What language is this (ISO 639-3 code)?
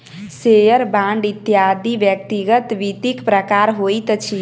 mai